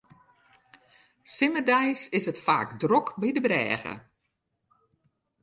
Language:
Western Frisian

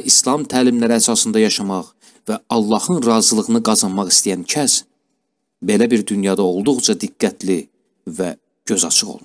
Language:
Turkish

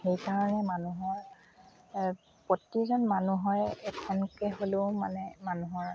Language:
Assamese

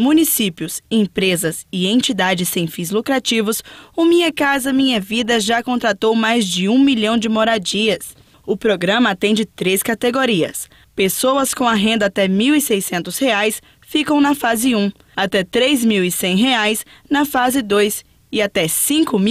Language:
Portuguese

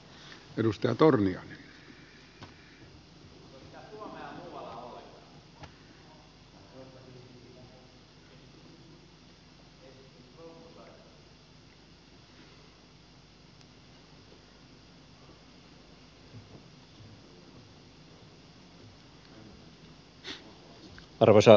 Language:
Finnish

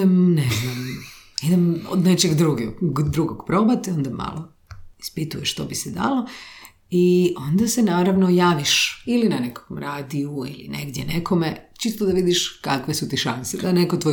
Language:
Croatian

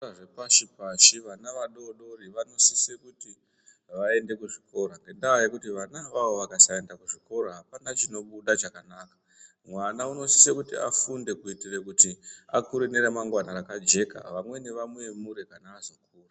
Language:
Ndau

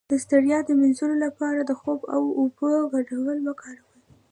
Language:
Pashto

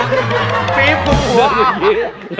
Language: Thai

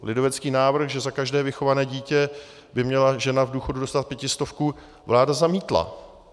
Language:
Czech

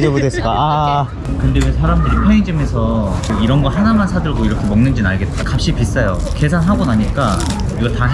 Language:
Korean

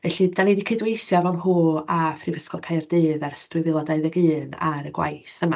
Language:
Welsh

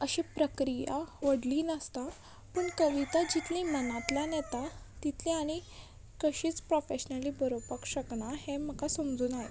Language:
Konkani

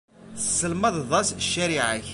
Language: Kabyle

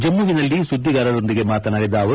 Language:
Kannada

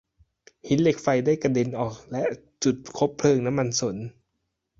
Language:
Thai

